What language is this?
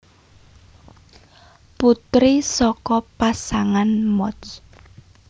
Javanese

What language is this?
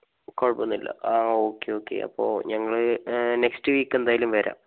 Malayalam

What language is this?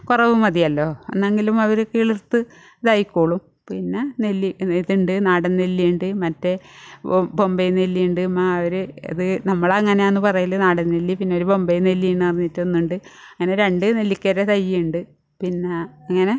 Malayalam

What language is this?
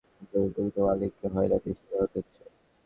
Bangla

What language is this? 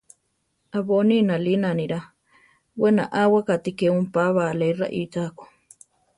Central Tarahumara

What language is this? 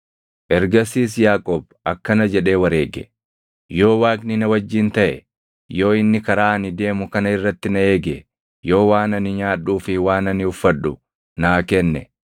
Oromo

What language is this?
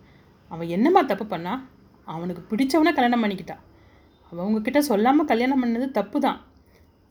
Tamil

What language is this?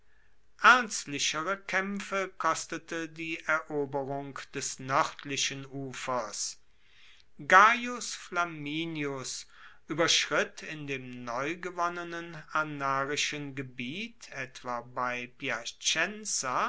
German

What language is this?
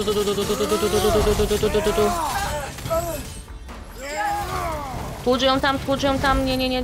Polish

